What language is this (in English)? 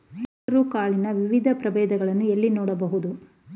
Kannada